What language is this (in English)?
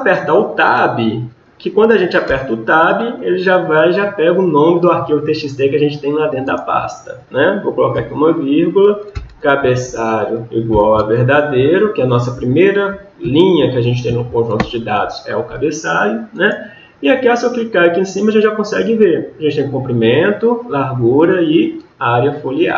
Portuguese